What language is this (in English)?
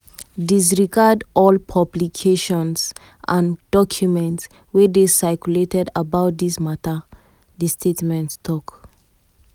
Nigerian Pidgin